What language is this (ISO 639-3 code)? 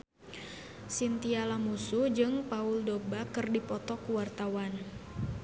sun